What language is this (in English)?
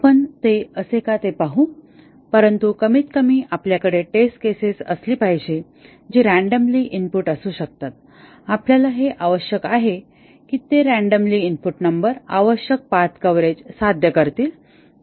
Marathi